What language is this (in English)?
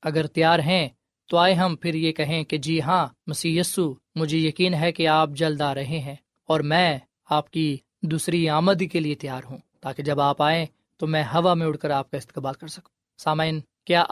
Urdu